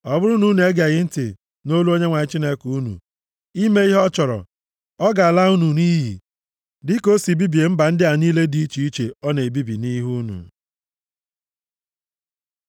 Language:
Igbo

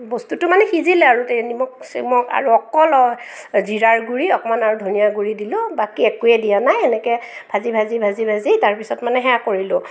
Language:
Assamese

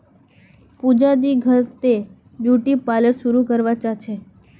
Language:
Magahi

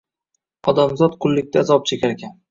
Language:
Uzbek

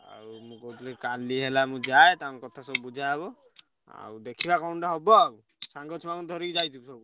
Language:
Odia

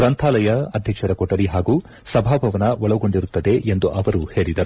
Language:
Kannada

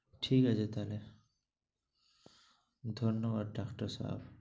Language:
Bangla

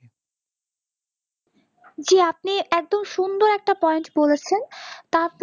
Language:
Bangla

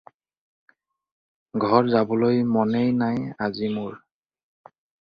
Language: Assamese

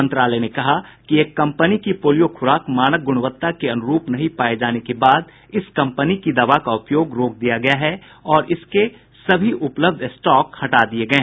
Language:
Hindi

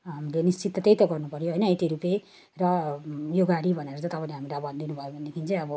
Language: Nepali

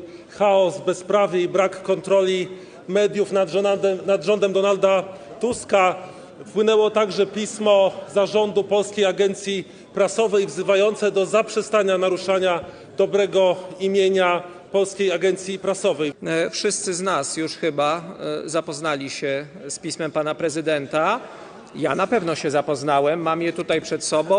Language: Polish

